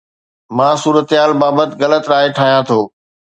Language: Sindhi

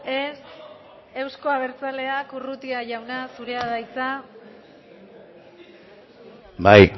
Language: Basque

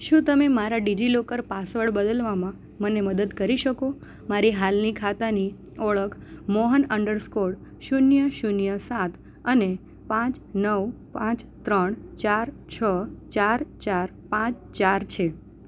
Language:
Gujarati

